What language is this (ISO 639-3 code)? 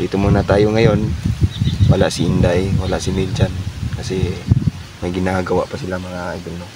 fil